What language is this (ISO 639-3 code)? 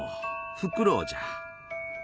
jpn